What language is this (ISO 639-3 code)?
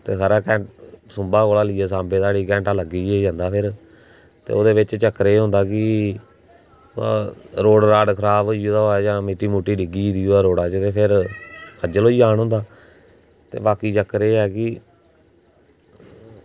doi